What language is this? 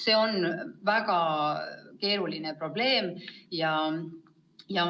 Estonian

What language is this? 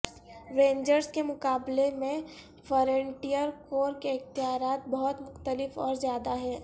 Urdu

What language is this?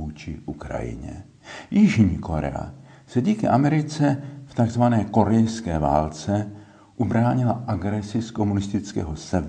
Czech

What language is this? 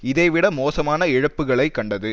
Tamil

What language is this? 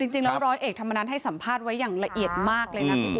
Thai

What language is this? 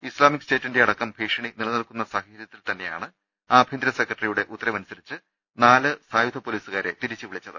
Malayalam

